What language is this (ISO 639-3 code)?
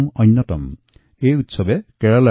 asm